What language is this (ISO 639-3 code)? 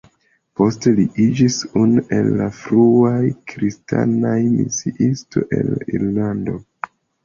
epo